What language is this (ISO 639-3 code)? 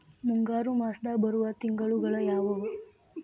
kan